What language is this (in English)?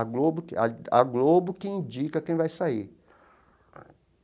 Portuguese